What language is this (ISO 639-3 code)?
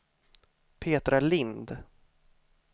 swe